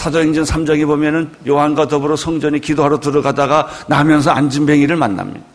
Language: Korean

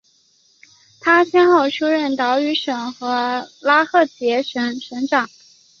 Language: Chinese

